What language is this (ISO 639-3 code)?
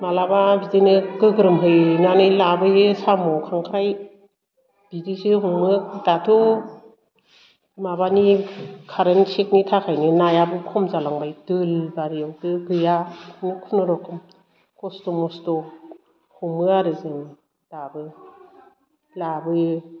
brx